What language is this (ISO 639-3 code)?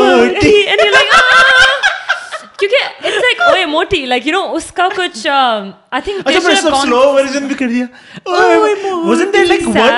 urd